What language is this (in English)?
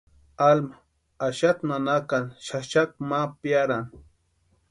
Western Highland Purepecha